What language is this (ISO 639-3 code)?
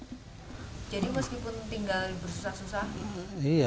ind